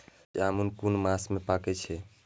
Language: Maithili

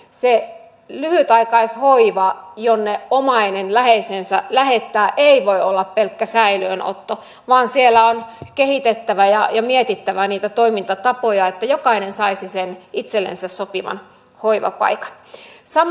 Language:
Finnish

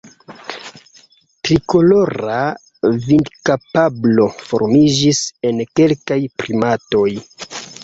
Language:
Esperanto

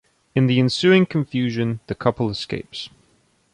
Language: English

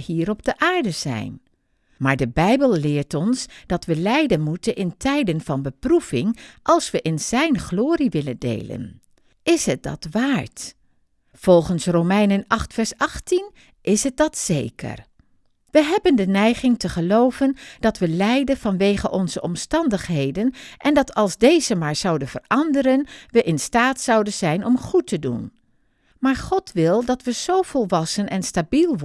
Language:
Dutch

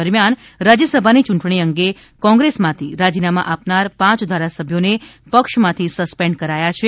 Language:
Gujarati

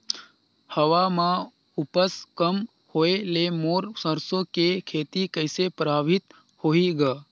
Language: Chhattisgarhi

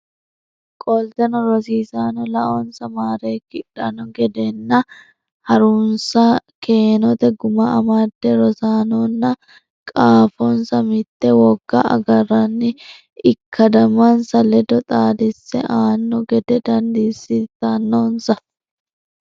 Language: Sidamo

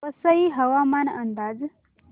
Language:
Marathi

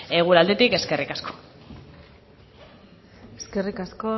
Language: Basque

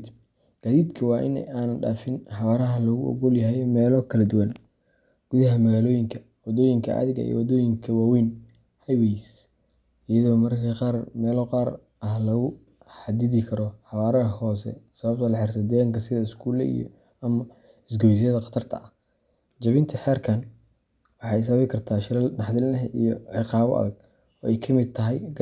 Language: Somali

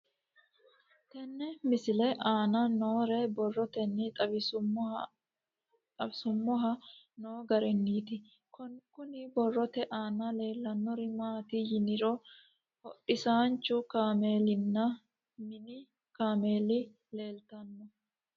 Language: Sidamo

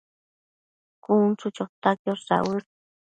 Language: Matsés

